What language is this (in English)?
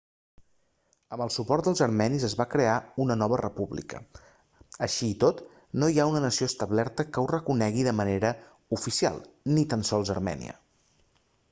Catalan